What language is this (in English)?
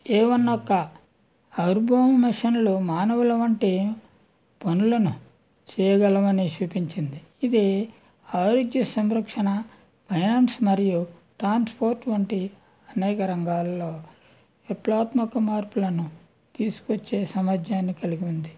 Telugu